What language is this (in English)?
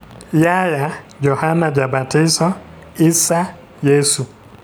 Luo (Kenya and Tanzania)